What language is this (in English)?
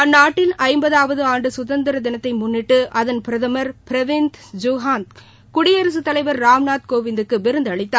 Tamil